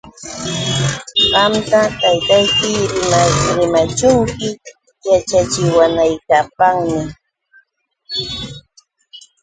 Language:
Yauyos Quechua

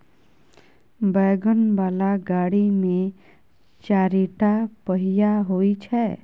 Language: Maithili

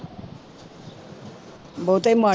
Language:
Punjabi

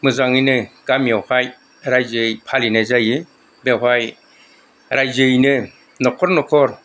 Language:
Bodo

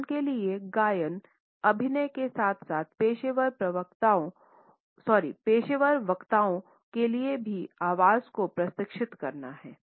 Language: Hindi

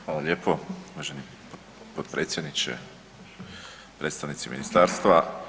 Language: Croatian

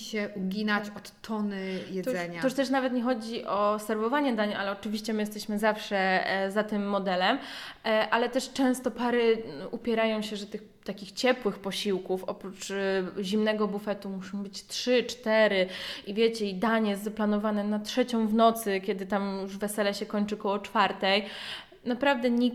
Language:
Polish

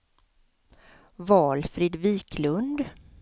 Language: Swedish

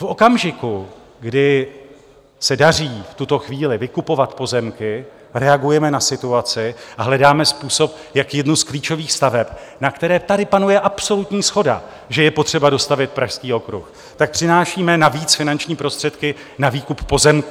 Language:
Czech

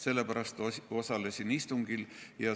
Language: Estonian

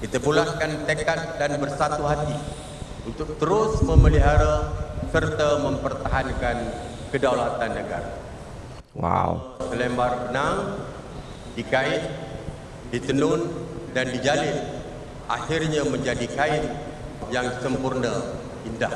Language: Indonesian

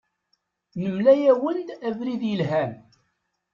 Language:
Kabyle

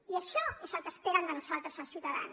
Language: Catalan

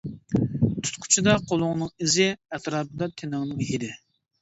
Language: Uyghur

